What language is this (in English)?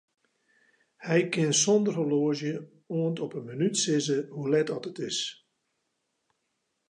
Western Frisian